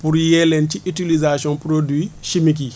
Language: Wolof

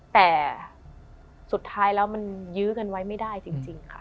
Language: Thai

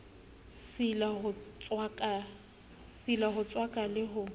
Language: Southern Sotho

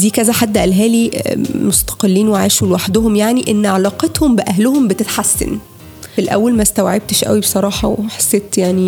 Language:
Arabic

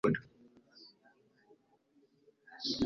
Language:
Kinyarwanda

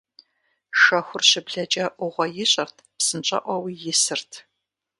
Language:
Kabardian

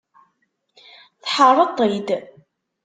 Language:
Kabyle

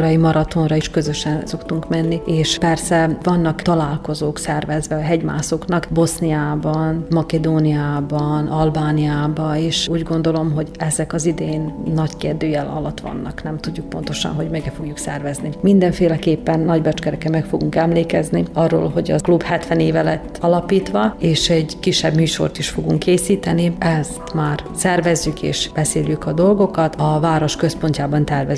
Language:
Hungarian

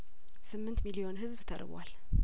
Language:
Amharic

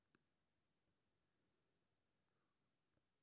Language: Maithili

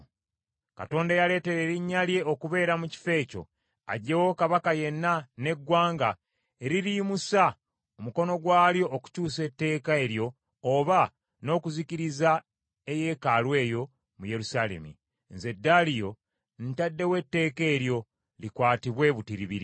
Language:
Ganda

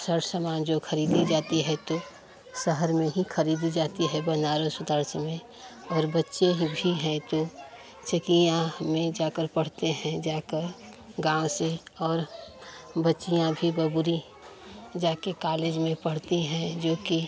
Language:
Hindi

